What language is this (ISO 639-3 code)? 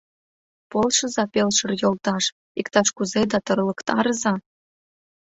chm